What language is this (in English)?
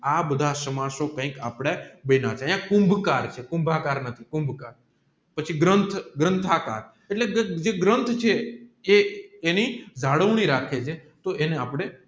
Gujarati